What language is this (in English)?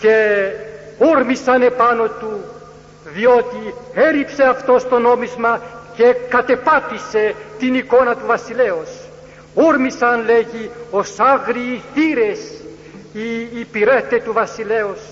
Greek